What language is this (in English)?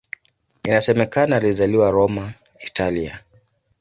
Swahili